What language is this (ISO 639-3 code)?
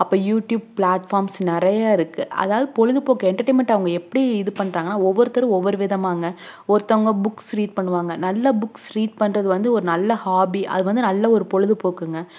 tam